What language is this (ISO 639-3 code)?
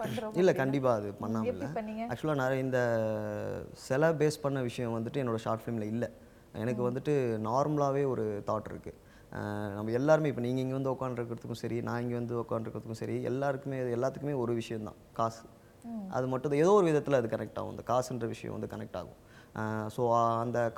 tam